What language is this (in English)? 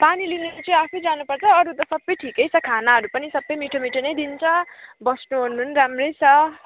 Nepali